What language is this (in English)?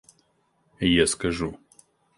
Russian